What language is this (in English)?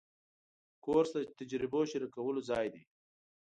Pashto